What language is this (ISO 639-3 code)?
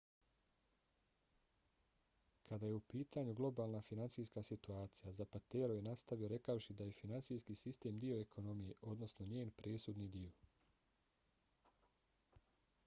bos